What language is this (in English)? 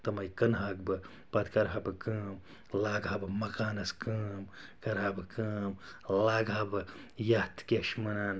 Kashmiri